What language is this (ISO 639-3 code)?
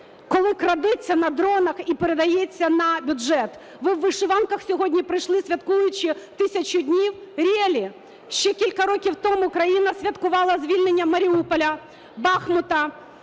ukr